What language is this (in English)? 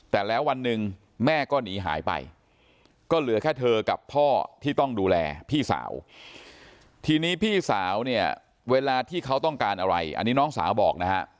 Thai